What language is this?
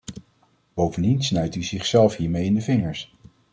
Dutch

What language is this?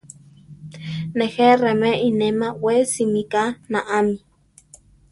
Central Tarahumara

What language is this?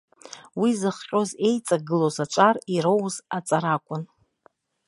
Abkhazian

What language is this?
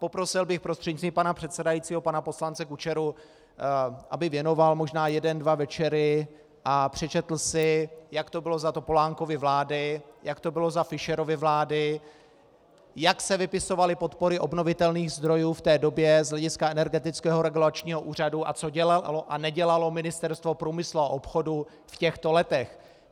Czech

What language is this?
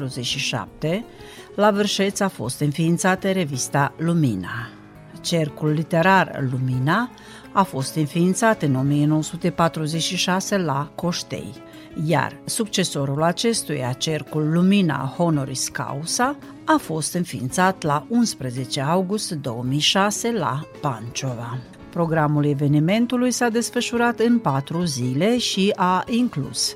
Romanian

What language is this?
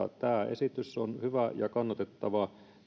Finnish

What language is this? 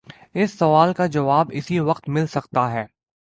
Urdu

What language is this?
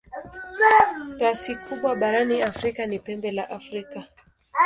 Swahili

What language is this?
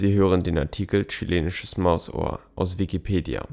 German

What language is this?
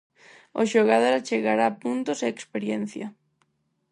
Galician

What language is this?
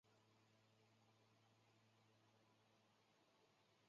Chinese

